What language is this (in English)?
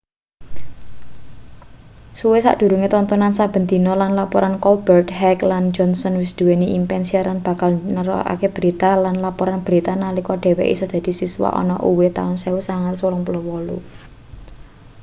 Javanese